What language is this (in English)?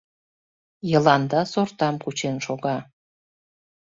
Mari